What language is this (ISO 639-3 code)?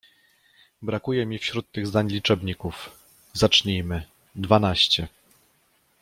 pol